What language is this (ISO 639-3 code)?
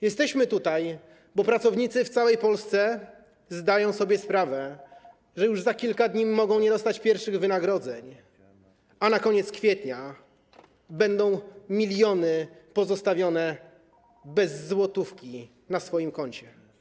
pol